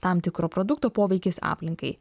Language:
Lithuanian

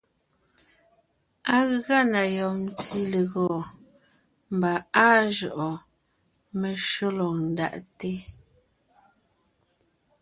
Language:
Ngiemboon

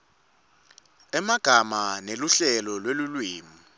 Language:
Swati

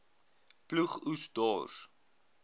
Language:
Afrikaans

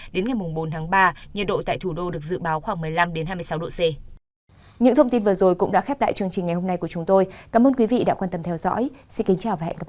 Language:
Vietnamese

